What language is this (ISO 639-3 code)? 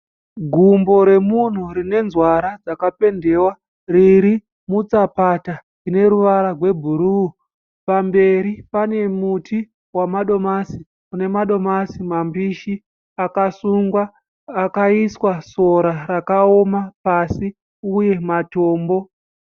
sna